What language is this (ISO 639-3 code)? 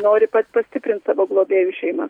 lit